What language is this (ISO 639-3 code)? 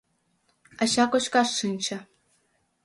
chm